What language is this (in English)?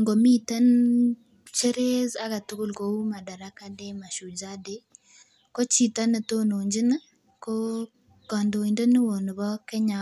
Kalenjin